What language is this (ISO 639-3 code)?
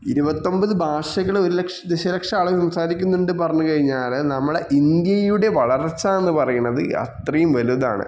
mal